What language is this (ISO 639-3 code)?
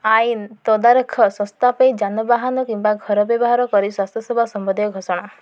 ori